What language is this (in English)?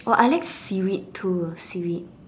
English